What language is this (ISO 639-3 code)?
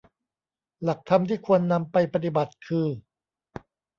tha